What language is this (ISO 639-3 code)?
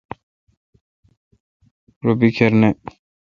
xka